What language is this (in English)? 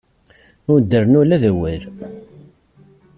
Kabyle